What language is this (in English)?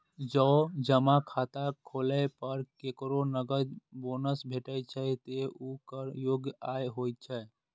Maithili